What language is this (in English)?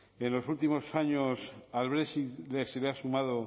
Spanish